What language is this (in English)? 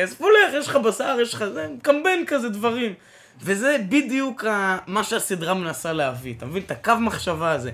Hebrew